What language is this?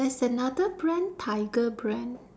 English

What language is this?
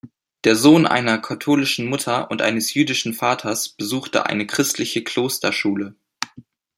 German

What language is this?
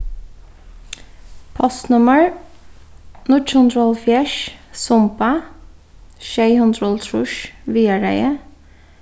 Faroese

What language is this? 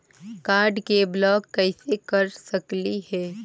Magahi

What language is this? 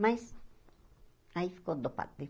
Portuguese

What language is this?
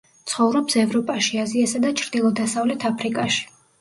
Georgian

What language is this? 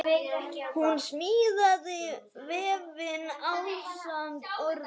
Icelandic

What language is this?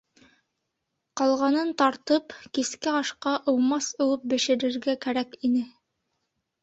Bashkir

